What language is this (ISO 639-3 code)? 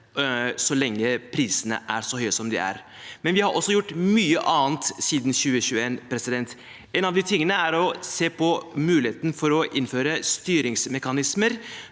nor